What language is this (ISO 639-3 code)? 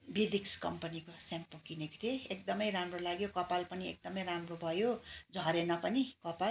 nep